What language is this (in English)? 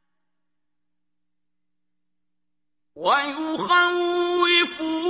Arabic